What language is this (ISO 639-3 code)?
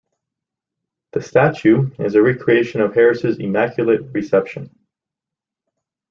eng